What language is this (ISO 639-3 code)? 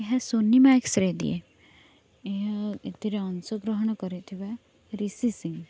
ori